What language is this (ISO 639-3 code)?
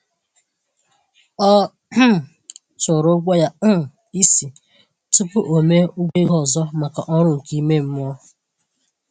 ibo